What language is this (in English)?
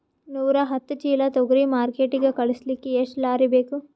Kannada